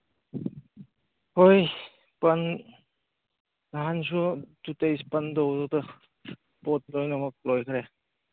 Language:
Manipuri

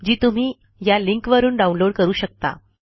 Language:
Marathi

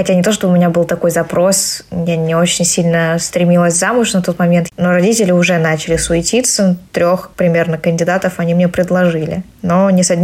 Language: Russian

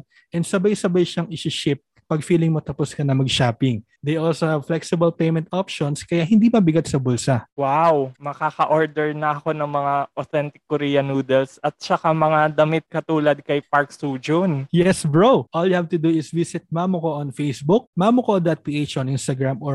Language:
Filipino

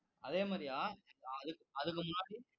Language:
Tamil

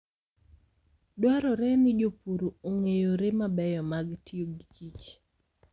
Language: Luo (Kenya and Tanzania)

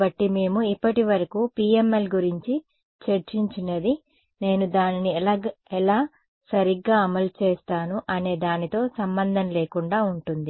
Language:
Telugu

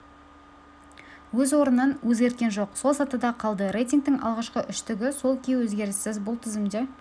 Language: Kazakh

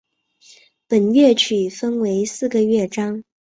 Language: Chinese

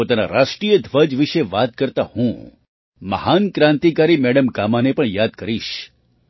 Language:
Gujarati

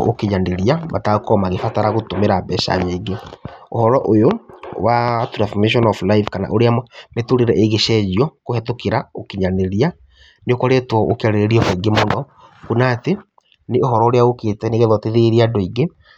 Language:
Kikuyu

